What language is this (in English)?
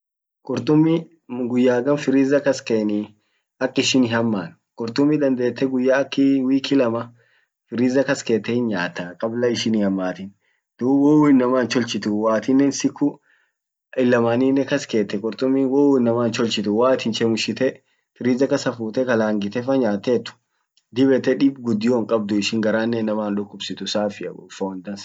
Orma